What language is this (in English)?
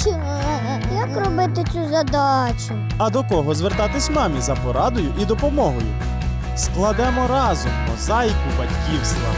Ukrainian